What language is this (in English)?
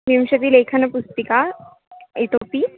Sanskrit